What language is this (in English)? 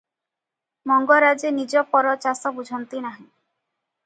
Odia